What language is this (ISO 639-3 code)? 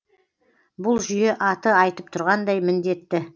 kaz